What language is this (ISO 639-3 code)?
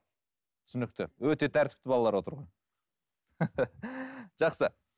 kaz